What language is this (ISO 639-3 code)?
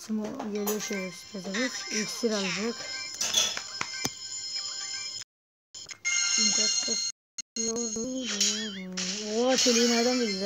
tur